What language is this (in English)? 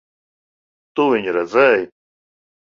Latvian